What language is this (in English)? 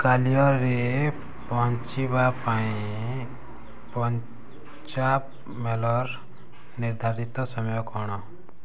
Odia